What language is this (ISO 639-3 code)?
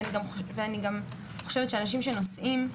heb